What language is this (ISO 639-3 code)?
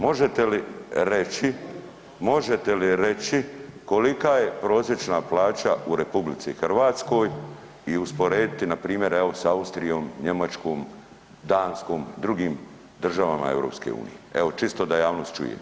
hrv